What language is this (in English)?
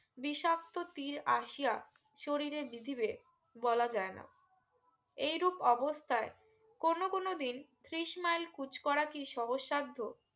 Bangla